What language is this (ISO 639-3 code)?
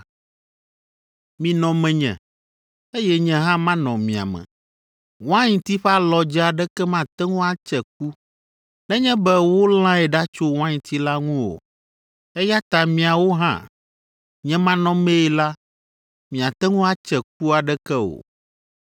ewe